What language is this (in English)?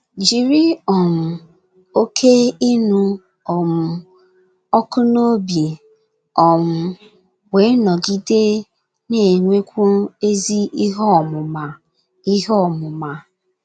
Igbo